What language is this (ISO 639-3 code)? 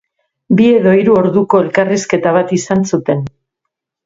eus